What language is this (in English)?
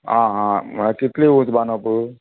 Konkani